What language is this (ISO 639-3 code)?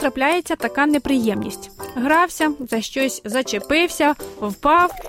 ukr